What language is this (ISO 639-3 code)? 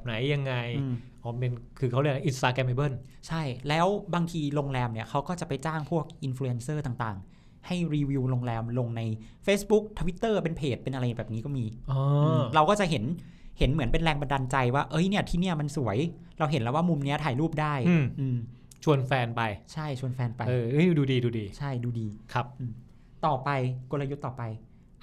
tha